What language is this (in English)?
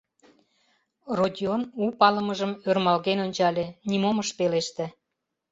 Mari